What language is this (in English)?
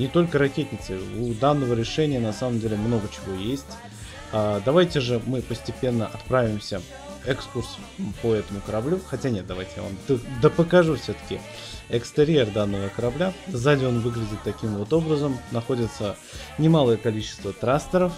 Russian